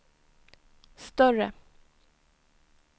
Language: Swedish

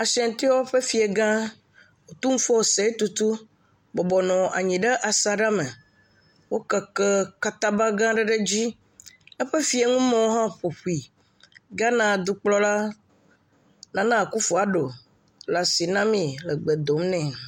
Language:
Ewe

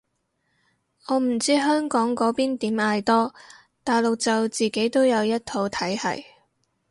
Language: Cantonese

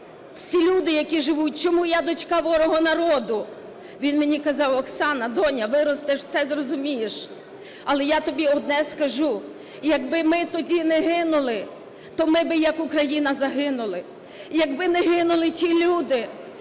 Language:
Ukrainian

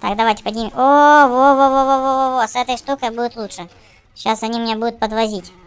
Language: Russian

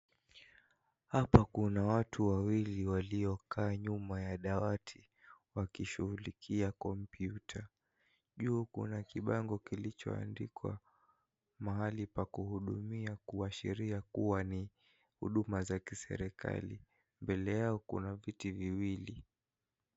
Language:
Swahili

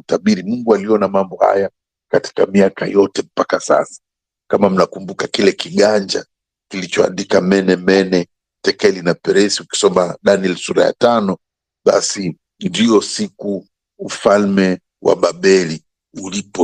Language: Swahili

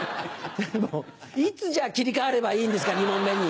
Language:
Japanese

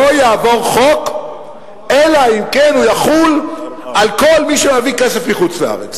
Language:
Hebrew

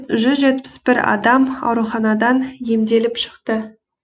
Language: Kazakh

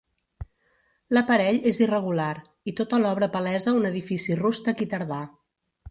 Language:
Catalan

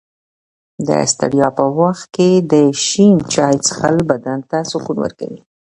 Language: Pashto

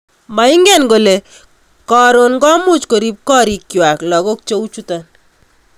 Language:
Kalenjin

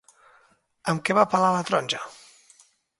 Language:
Catalan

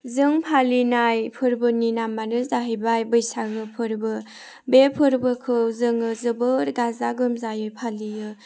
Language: Bodo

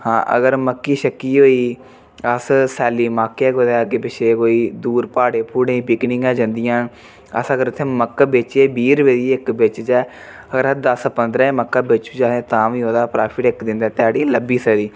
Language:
Dogri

